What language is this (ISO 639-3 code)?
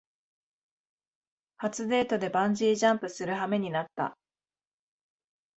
jpn